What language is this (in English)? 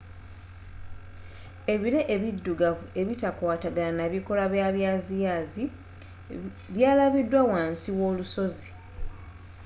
Ganda